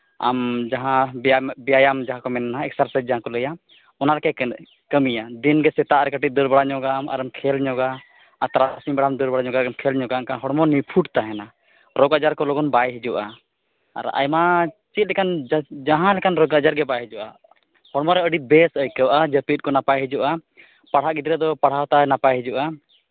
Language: Santali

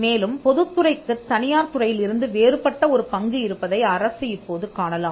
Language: Tamil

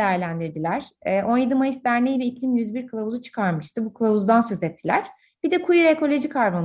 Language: Turkish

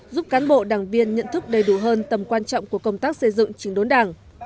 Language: Vietnamese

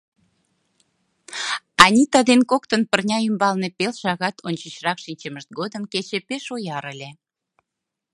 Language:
Mari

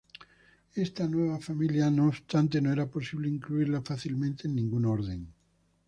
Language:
Spanish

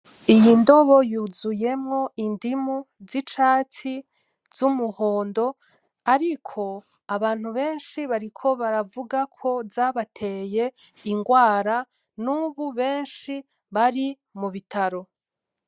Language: Rundi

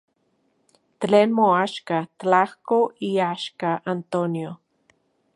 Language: Central Puebla Nahuatl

